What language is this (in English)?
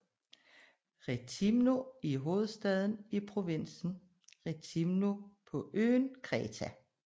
Danish